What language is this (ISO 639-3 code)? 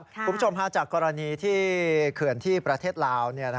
tha